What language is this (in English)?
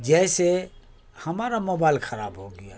Urdu